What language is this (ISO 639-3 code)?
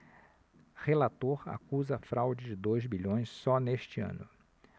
por